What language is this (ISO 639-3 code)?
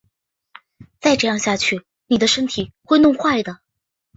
zho